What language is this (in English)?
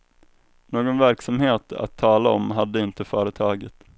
Swedish